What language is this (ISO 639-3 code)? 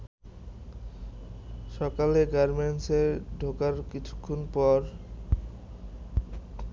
ben